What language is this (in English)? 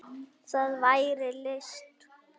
Icelandic